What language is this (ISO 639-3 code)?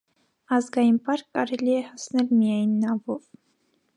hye